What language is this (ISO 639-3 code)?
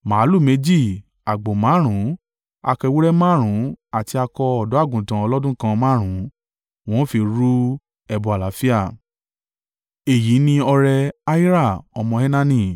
yor